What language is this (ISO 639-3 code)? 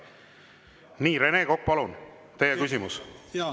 est